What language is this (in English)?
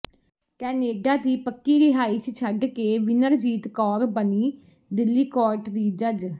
Punjabi